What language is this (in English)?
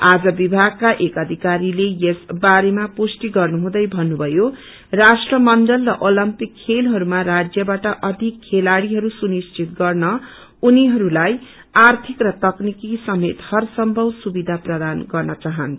Nepali